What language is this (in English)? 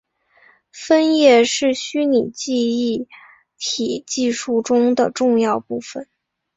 Chinese